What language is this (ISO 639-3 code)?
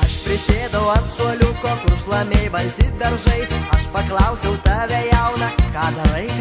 rus